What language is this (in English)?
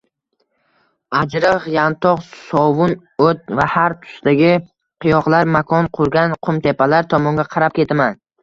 Uzbek